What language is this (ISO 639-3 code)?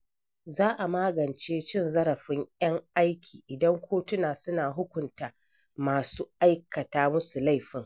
hau